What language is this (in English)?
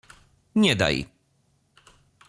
Polish